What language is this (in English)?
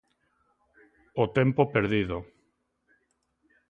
Galician